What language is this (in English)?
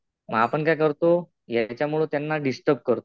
Marathi